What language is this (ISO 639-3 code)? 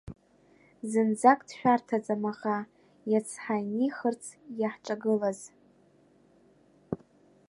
abk